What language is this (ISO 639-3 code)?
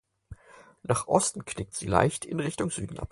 deu